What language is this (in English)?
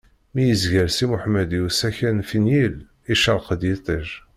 Kabyle